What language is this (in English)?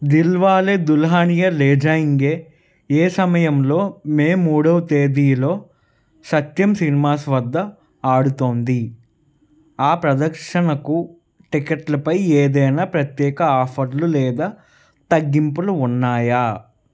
Telugu